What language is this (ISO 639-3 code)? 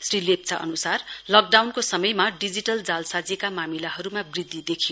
nep